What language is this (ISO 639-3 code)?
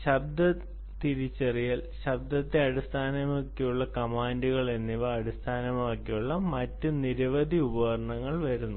mal